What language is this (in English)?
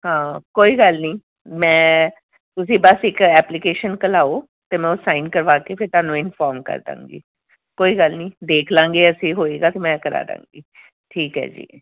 Punjabi